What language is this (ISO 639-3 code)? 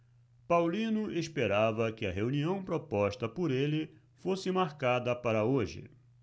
por